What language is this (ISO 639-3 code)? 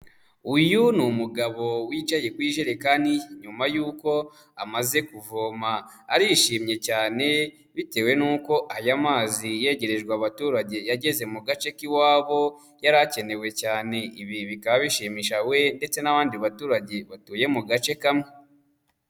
kin